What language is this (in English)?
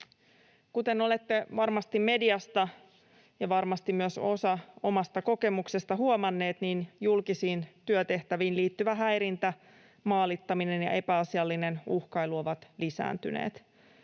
Finnish